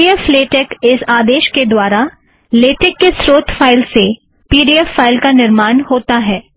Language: Hindi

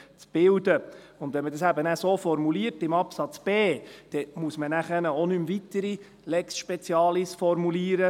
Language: Swiss German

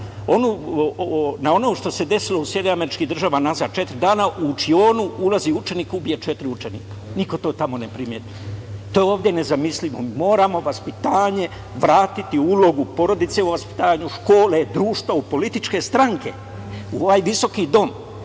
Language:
Serbian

